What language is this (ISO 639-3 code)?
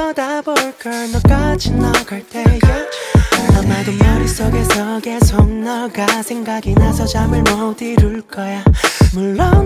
kor